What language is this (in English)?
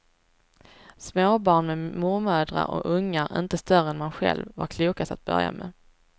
Swedish